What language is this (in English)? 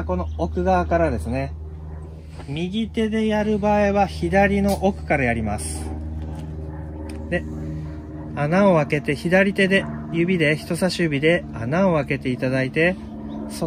Japanese